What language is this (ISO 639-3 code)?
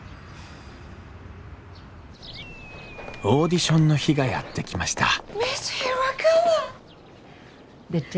jpn